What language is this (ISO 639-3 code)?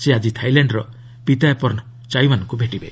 ori